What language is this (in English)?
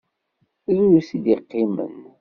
Kabyle